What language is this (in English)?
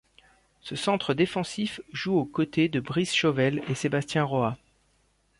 French